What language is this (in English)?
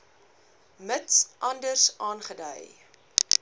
Afrikaans